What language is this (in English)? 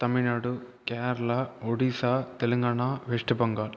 Tamil